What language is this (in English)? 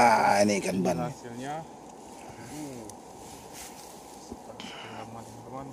Indonesian